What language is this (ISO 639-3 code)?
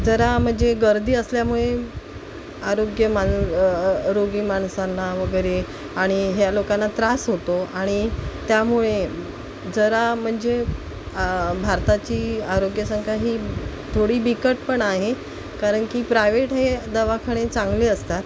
mar